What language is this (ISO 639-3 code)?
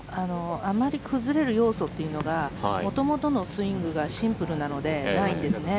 jpn